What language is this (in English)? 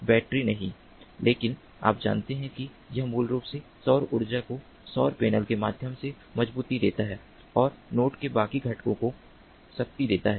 Hindi